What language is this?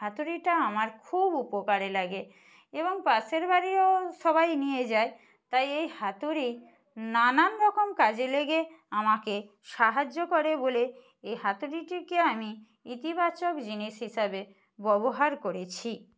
Bangla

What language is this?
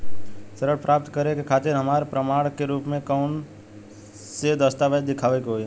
Bhojpuri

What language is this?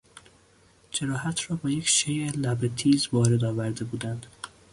Persian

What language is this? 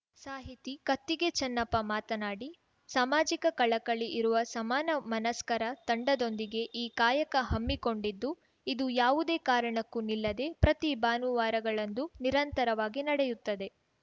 Kannada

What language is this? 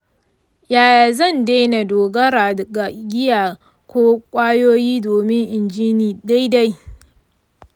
Hausa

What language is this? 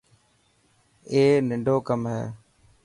Dhatki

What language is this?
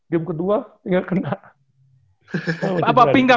Indonesian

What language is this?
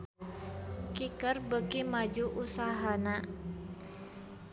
Sundanese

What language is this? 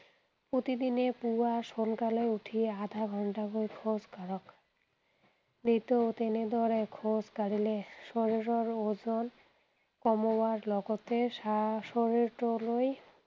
Assamese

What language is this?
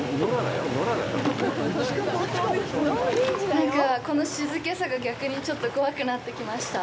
Japanese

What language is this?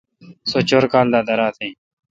Kalkoti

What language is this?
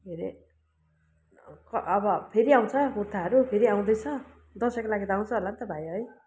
Nepali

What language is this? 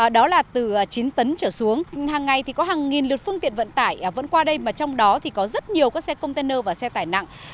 Vietnamese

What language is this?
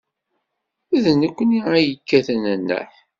Kabyle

